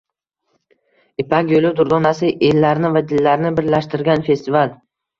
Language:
Uzbek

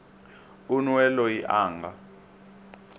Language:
Tsonga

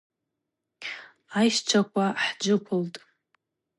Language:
Abaza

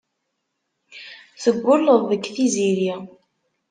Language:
Kabyle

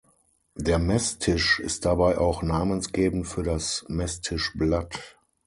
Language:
German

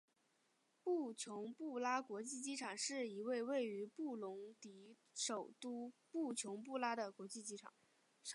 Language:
Chinese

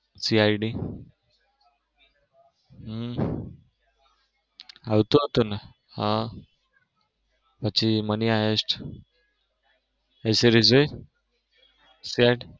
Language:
Gujarati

